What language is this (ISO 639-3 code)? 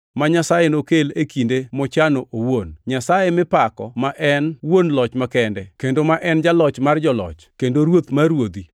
luo